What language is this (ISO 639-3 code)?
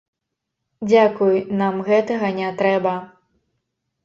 bel